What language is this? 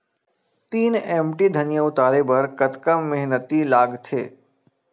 Chhattisgarhi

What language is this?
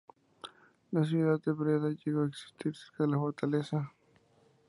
Spanish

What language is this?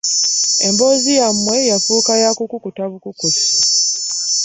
Ganda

